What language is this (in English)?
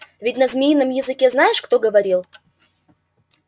Russian